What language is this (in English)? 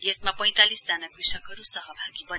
Nepali